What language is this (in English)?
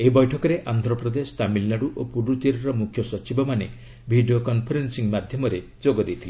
Odia